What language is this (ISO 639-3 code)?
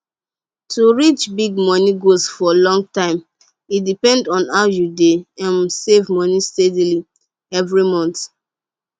pcm